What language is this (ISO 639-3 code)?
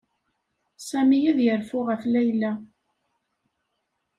kab